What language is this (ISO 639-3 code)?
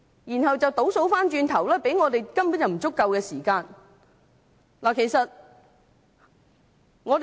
yue